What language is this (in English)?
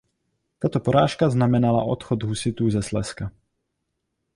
Czech